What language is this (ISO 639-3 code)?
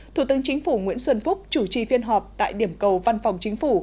vie